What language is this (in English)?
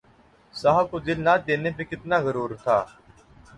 Urdu